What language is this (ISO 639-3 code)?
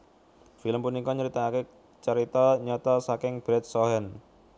jav